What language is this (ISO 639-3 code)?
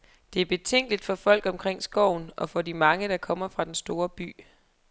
dan